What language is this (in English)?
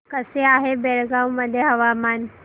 Marathi